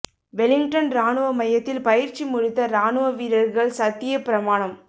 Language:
Tamil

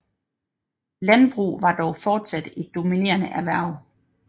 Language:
Danish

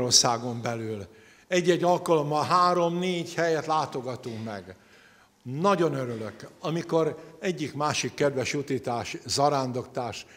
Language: Hungarian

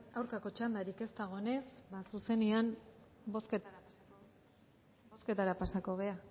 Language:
Basque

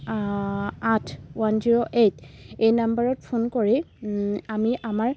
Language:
Assamese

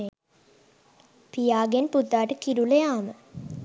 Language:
Sinhala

